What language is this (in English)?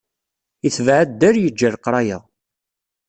Kabyle